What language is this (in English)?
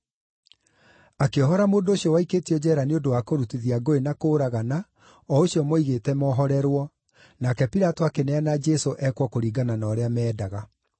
Kikuyu